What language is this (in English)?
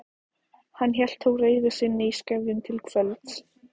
Icelandic